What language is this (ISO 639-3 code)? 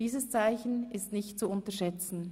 gsw